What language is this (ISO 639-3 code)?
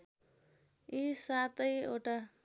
nep